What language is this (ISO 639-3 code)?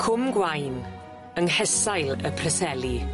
cym